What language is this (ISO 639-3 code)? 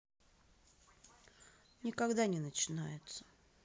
rus